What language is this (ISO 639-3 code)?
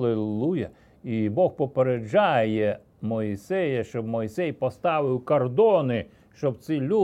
ukr